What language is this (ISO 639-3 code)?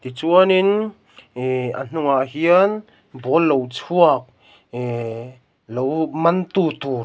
lus